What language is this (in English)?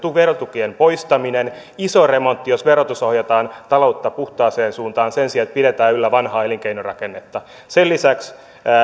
Finnish